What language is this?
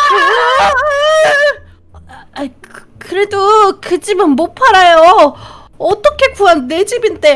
Korean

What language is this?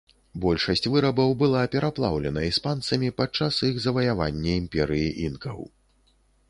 Belarusian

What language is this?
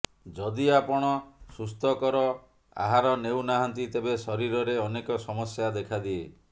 Odia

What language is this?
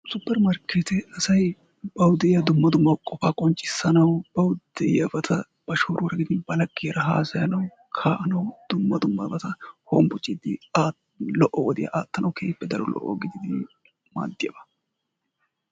Wolaytta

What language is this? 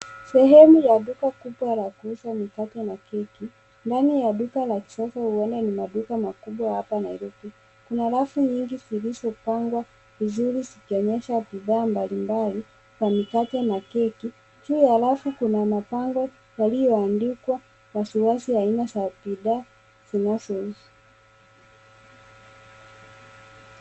Swahili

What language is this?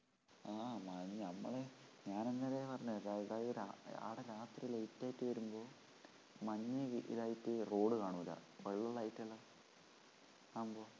Malayalam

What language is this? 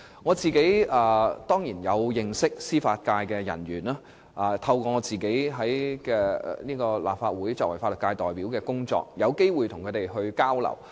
Cantonese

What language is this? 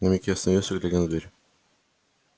Russian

